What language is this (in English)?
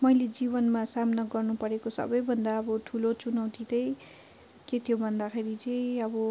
Nepali